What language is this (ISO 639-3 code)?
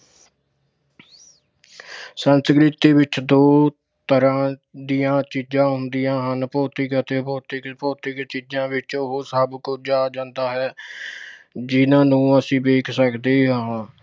pan